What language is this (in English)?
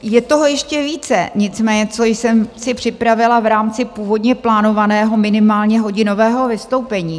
Czech